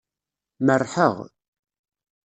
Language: Kabyle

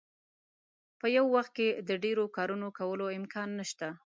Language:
Pashto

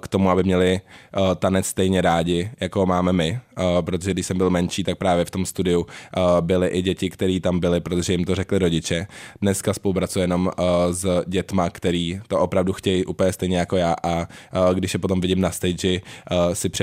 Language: Czech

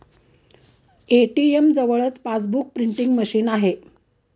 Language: Marathi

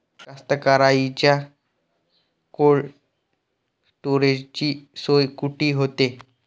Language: Marathi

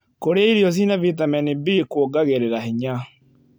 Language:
Kikuyu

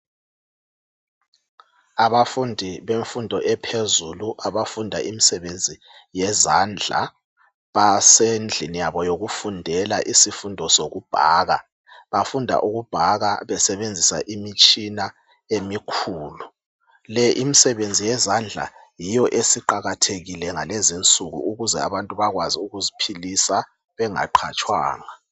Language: North Ndebele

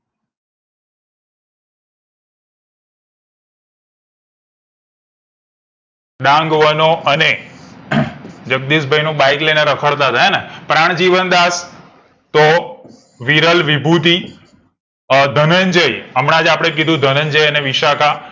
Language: Gujarati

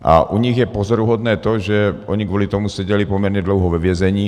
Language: Czech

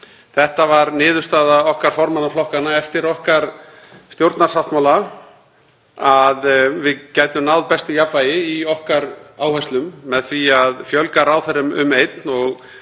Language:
Icelandic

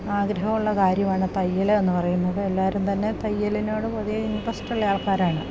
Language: Malayalam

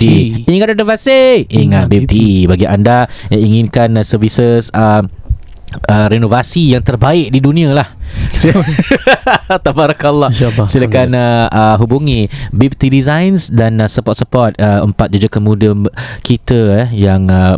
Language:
Malay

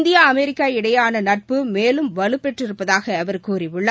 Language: Tamil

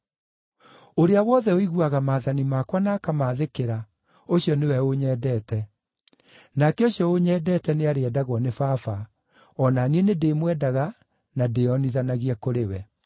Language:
Kikuyu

